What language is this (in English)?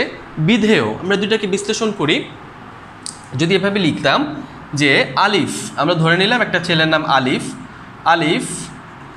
Hindi